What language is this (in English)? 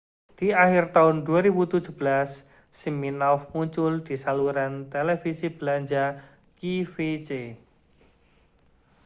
Indonesian